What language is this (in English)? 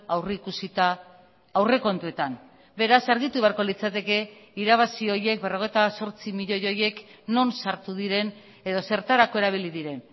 Basque